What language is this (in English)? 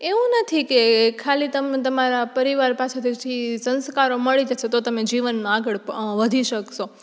Gujarati